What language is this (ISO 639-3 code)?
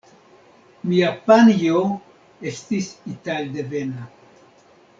epo